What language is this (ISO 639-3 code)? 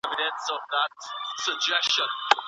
pus